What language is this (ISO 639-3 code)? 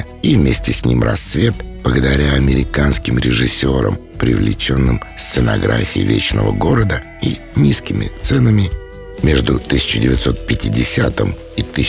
rus